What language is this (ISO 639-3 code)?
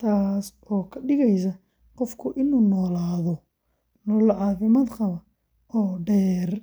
som